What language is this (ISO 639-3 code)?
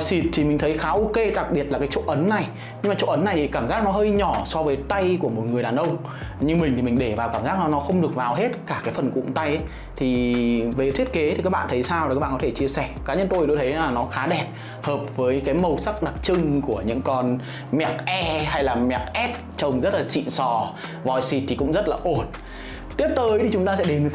vie